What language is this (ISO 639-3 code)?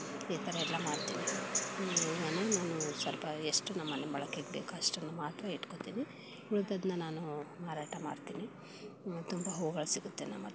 kan